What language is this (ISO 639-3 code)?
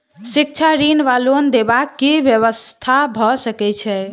mai